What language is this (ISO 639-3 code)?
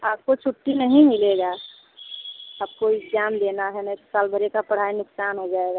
hin